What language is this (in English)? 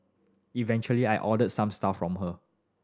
English